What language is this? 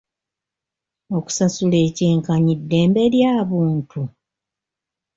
Ganda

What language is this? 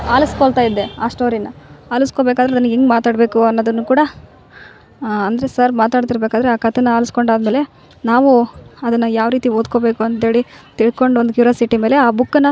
Kannada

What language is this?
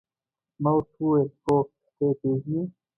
Pashto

